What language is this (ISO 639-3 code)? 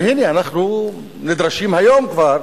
heb